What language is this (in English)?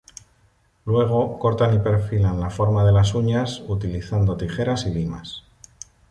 Spanish